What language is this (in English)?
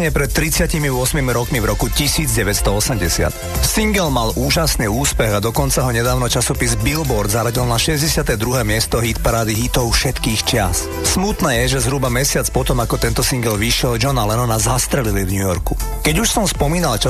Slovak